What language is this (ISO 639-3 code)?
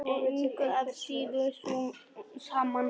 isl